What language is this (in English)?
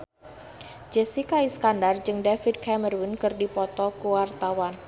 Sundanese